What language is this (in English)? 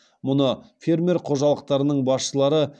Kazakh